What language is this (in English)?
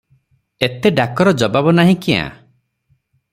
Odia